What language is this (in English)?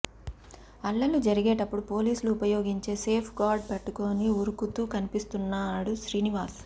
Telugu